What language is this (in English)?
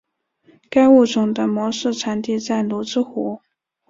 Chinese